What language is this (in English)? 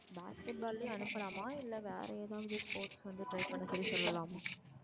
Tamil